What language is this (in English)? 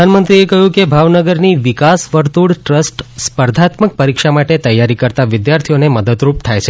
Gujarati